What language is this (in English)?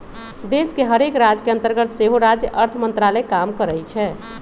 Magahi